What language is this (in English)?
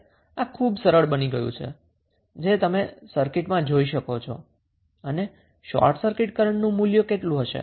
Gujarati